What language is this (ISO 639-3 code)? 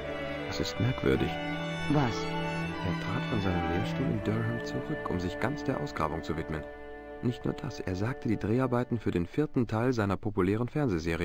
deu